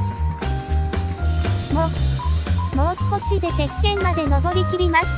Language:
Japanese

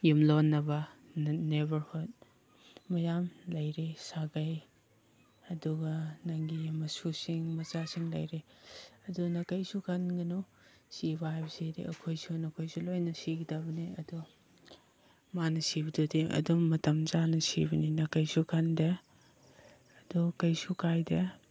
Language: Manipuri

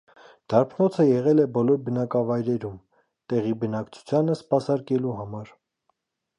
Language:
Armenian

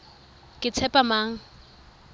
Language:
Tswana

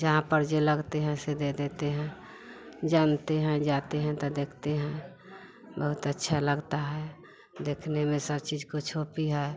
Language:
Hindi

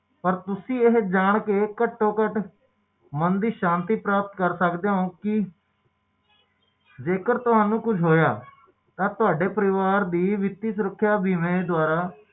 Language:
Punjabi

